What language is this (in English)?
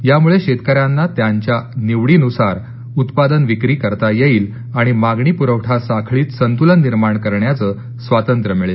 Marathi